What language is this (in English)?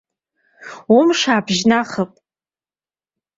Abkhazian